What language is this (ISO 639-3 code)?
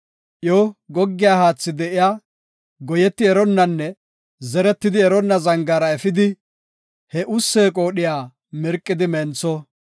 gof